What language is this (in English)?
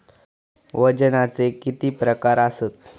Marathi